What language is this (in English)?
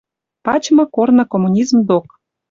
Western Mari